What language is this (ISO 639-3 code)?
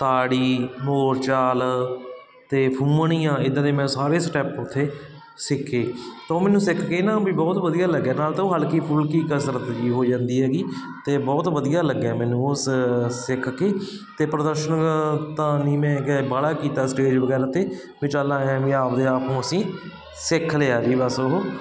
pan